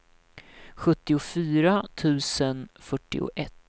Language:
Swedish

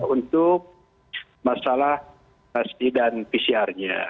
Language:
Indonesian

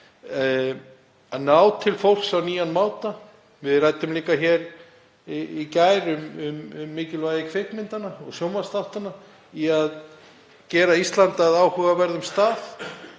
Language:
Icelandic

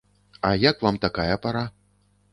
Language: Belarusian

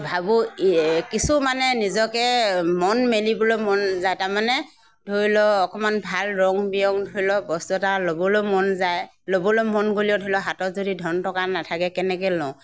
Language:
Assamese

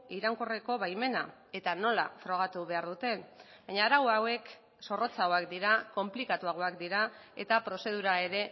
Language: Basque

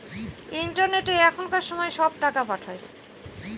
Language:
Bangla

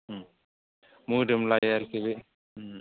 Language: Bodo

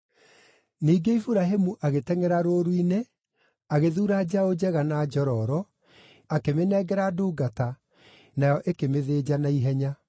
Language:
Kikuyu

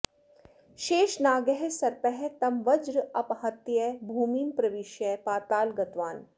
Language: Sanskrit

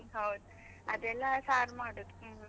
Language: Kannada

